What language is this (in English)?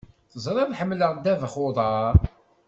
Kabyle